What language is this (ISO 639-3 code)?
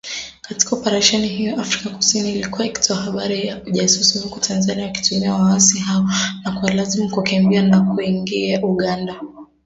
swa